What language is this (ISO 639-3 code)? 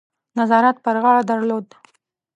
pus